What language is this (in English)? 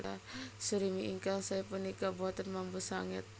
Javanese